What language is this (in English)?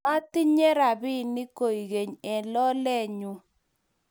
Kalenjin